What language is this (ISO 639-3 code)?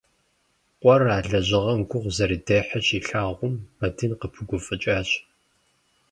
kbd